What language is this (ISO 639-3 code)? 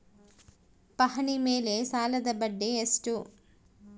kan